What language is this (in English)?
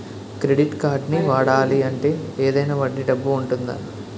Telugu